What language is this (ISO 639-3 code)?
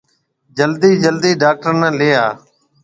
mve